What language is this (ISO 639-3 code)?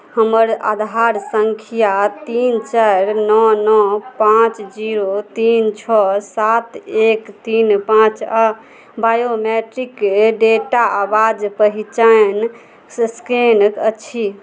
mai